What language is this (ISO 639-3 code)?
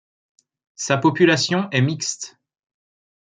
fra